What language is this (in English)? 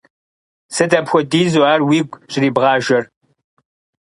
Kabardian